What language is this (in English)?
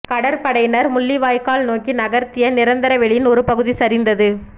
Tamil